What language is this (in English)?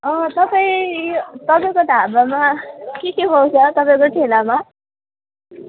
Nepali